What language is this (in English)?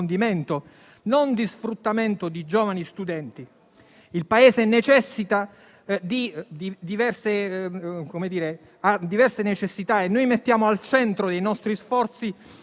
Italian